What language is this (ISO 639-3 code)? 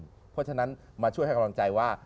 tha